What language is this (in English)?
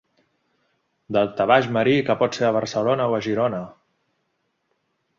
Catalan